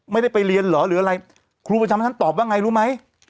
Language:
Thai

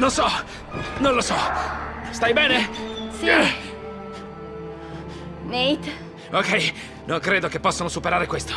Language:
Italian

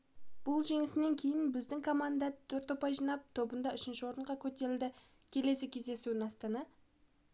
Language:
Kazakh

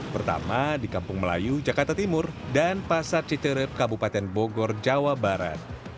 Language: Indonesian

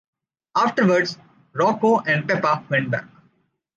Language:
English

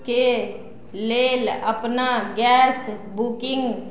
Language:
Maithili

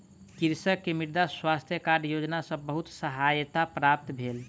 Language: Maithili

